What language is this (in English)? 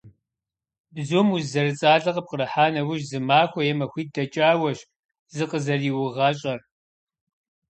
Kabardian